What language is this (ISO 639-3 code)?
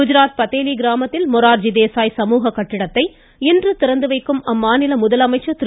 tam